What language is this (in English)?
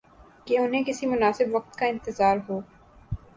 Urdu